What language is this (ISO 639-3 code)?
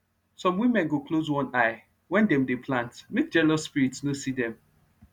pcm